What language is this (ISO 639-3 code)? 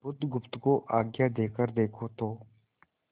hin